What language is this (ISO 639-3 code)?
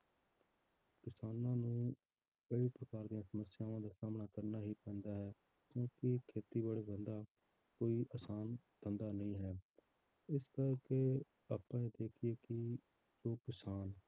pan